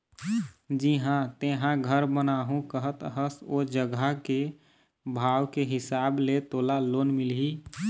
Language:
Chhattisgarhi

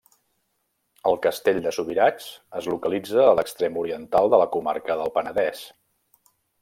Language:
Catalan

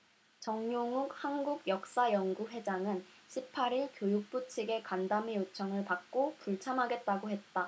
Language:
Korean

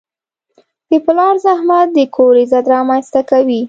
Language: Pashto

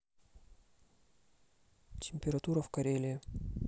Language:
Russian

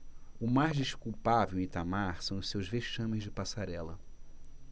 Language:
Portuguese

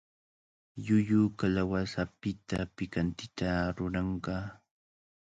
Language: Cajatambo North Lima Quechua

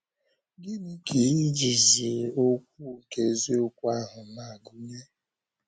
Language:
Igbo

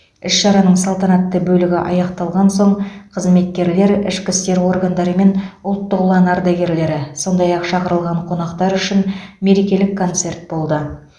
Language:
Kazakh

